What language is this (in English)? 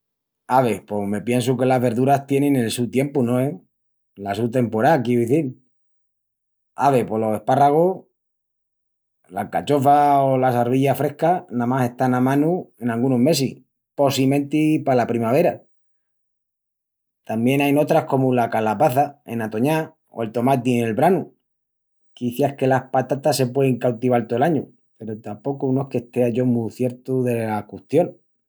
Extremaduran